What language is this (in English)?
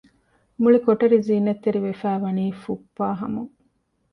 Divehi